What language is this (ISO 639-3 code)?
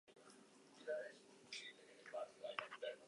eus